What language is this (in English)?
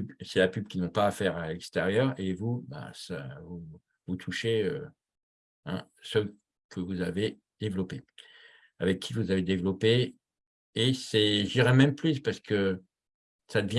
French